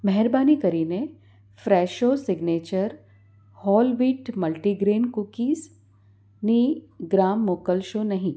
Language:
Gujarati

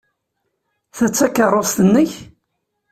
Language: Kabyle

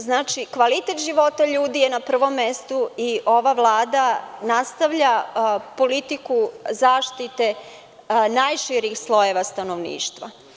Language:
Serbian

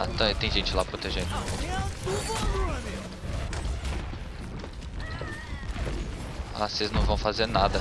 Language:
Portuguese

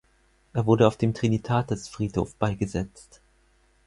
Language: German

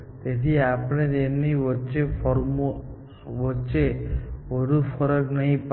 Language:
Gujarati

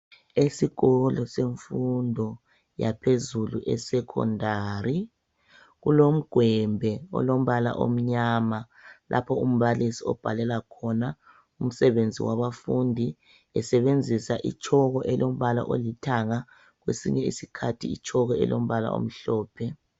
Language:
North Ndebele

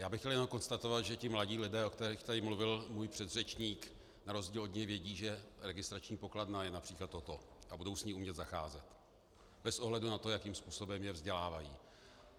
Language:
Czech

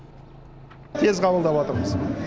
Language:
Kazakh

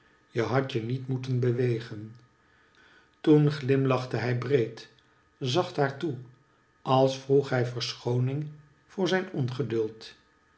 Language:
Dutch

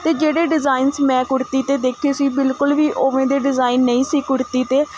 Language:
Punjabi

